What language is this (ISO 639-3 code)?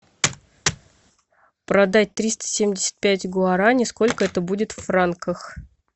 rus